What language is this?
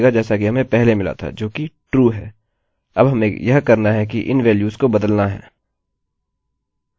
Hindi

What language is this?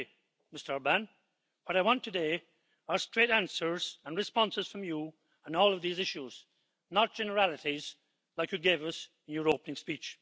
English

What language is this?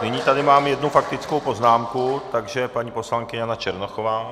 Czech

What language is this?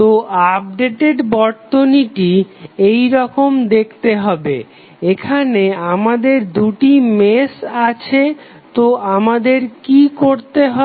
Bangla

